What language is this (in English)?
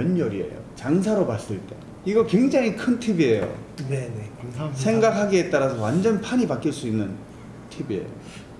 Korean